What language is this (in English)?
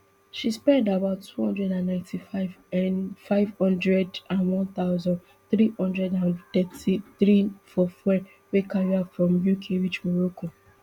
Nigerian Pidgin